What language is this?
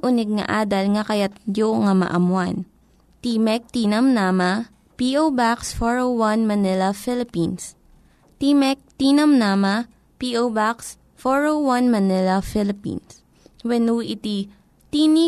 Filipino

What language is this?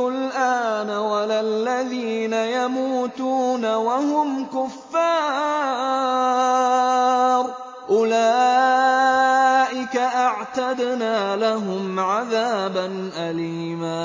Arabic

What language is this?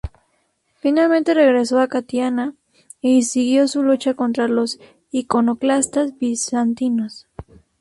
Spanish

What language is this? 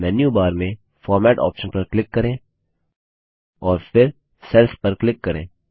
Hindi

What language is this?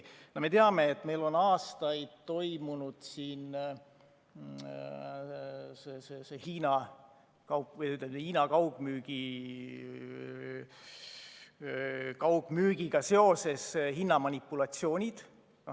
Estonian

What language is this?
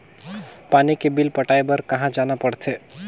Chhattisgarhi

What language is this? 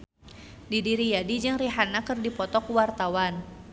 Sundanese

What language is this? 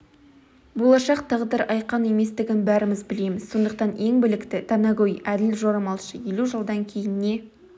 Kazakh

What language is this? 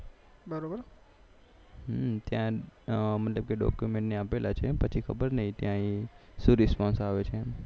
Gujarati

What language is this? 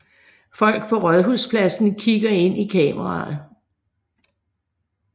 Danish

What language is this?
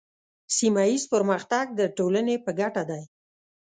Pashto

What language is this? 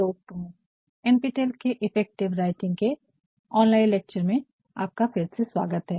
Hindi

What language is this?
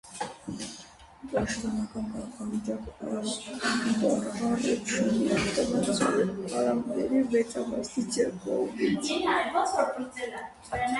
Armenian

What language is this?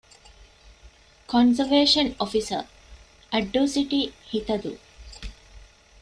Divehi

